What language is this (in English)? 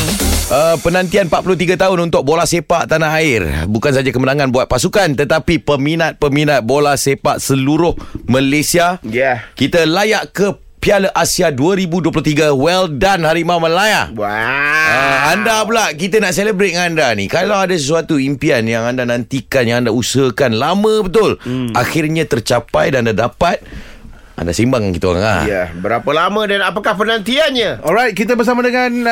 Malay